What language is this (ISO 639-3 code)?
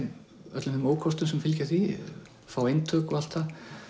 isl